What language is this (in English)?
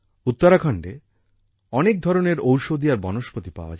Bangla